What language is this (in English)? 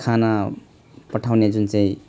Nepali